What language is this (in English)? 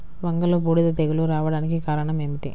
Telugu